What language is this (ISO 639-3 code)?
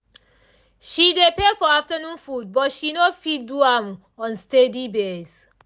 pcm